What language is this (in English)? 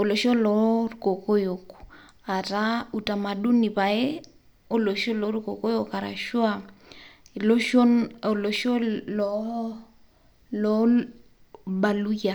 Masai